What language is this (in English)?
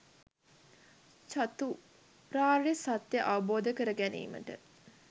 Sinhala